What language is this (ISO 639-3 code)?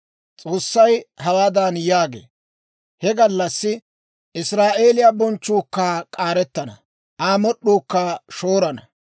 dwr